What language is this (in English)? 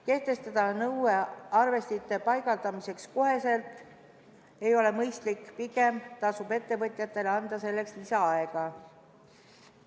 Estonian